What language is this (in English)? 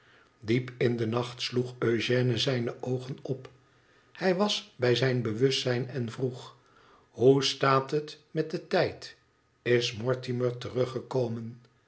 Dutch